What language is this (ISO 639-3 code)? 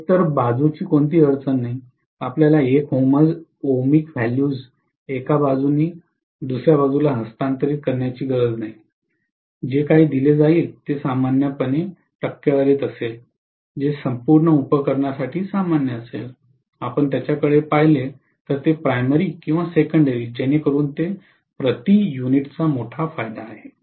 mar